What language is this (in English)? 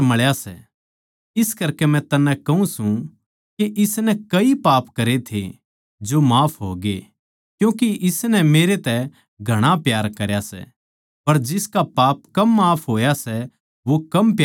Haryanvi